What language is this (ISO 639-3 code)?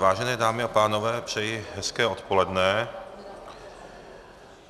ces